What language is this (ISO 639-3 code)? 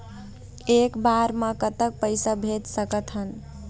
hne